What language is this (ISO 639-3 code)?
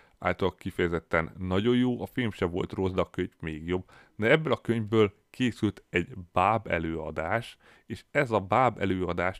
hun